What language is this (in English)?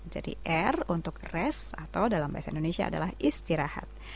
Indonesian